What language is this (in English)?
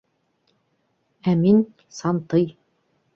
Bashkir